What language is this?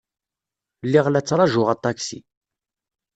Kabyle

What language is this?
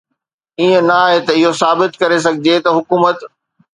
Sindhi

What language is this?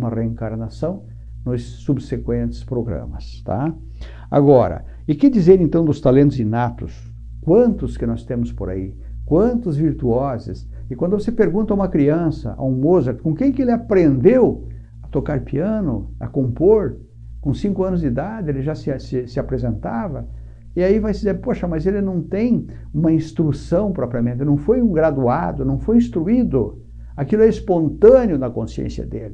Portuguese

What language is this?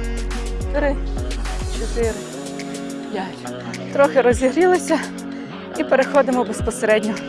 Ukrainian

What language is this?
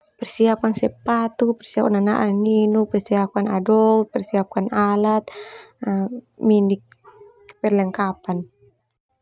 Termanu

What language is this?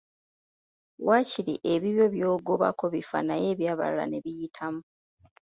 Ganda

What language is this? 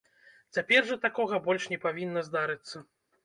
Belarusian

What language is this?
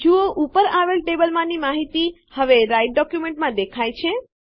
Gujarati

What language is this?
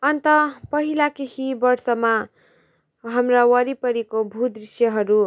Nepali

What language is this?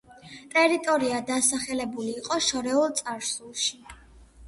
Georgian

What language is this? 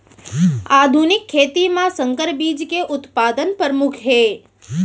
Chhattisgarhi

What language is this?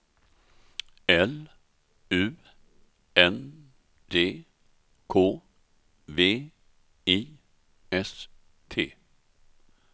Swedish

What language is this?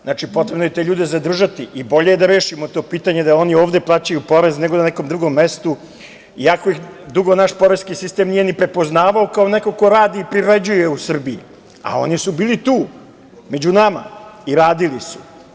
Serbian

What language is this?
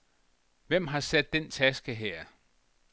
Danish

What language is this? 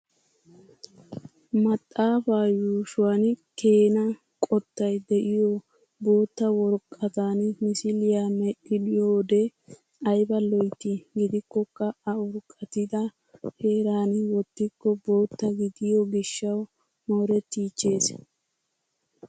Wolaytta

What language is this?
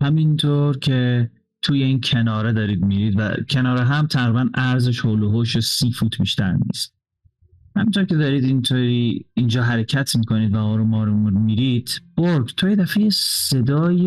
Persian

